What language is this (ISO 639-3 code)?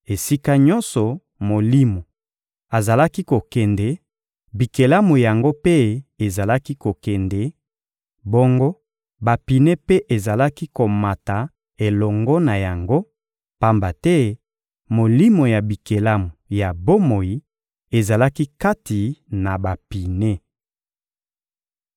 lin